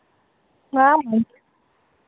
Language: Santali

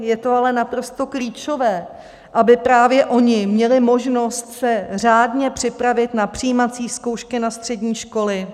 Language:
Czech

